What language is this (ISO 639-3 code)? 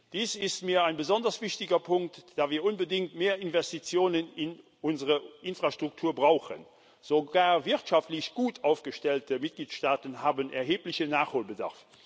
deu